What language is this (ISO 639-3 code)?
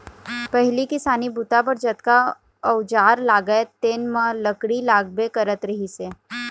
hne